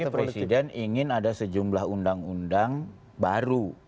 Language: Indonesian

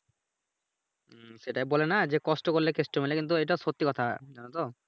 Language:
Bangla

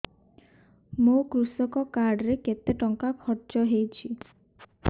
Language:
Odia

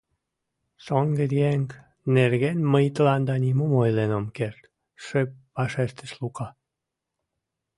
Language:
Mari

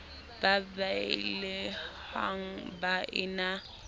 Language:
Southern Sotho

